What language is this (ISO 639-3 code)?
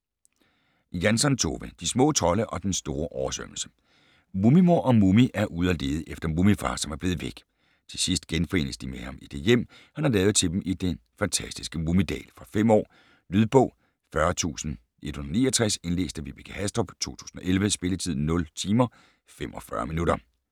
dan